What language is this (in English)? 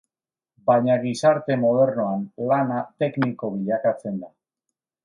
Basque